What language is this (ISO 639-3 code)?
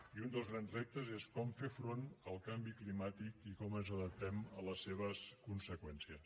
cat